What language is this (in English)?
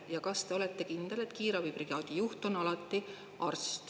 Estonian